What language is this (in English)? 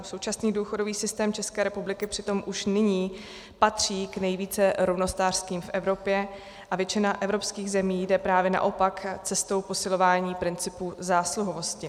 Czech